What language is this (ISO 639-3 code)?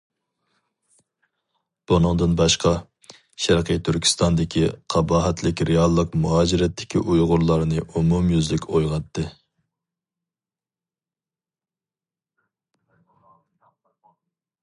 uig